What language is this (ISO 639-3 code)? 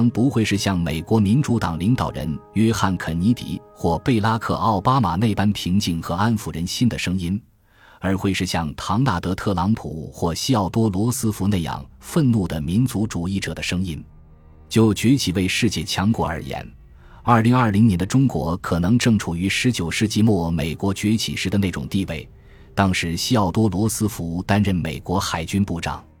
zho